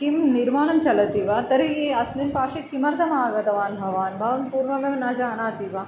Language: Sanskrit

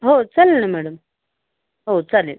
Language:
Marathi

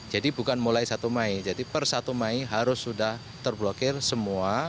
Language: Indonesian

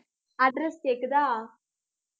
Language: Tamil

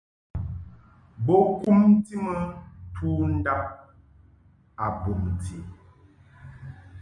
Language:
Mungaka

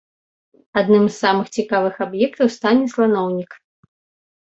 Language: Belarusian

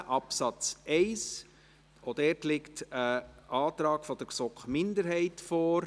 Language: Swiss German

